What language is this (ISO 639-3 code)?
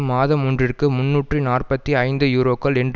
tam